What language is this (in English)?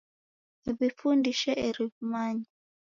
Taita